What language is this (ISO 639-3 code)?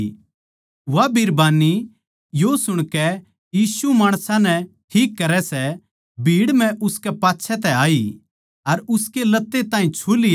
bgc